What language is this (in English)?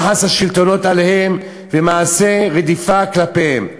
Hebrew